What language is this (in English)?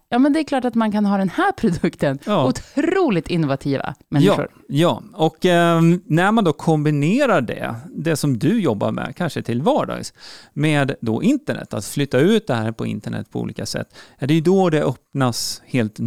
Swedish